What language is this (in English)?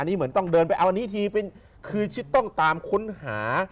Thai